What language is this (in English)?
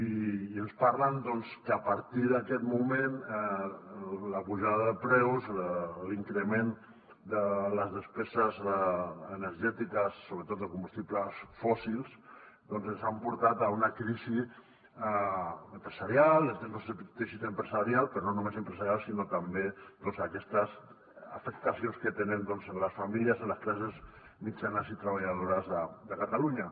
Catalan